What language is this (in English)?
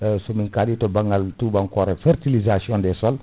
Fula